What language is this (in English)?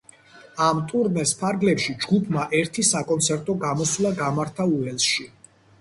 Georgian